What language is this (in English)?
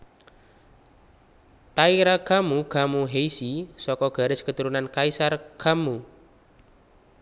Javanese